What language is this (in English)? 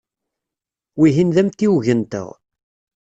Kabyle